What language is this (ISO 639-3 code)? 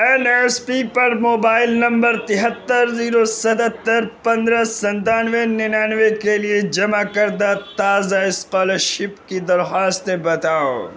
urd